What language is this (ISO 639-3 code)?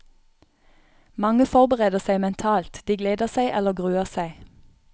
nor